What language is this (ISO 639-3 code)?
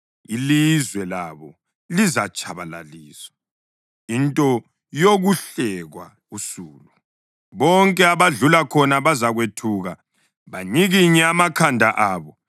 nde